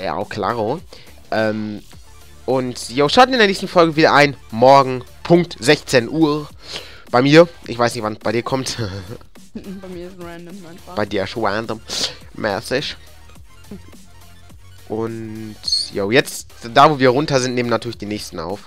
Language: German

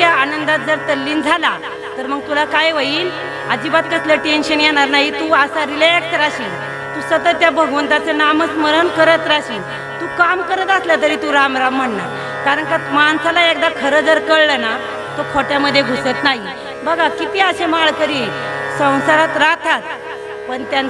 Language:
Marathi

